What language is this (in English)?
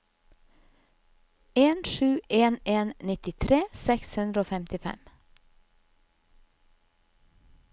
Norwegian